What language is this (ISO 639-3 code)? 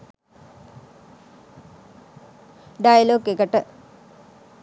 sin